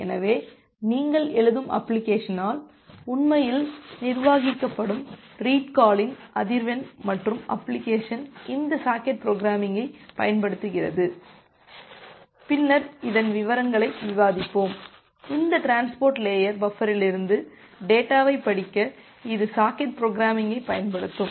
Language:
Tamil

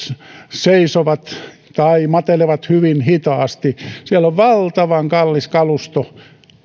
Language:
Finnish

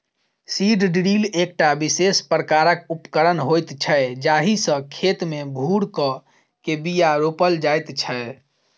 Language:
Maithili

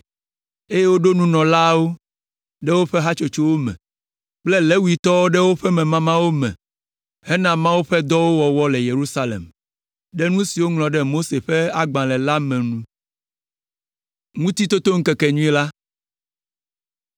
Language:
Ewe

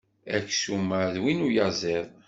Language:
Kabyle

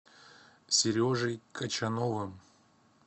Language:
Russian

